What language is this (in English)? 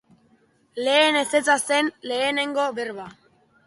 Basque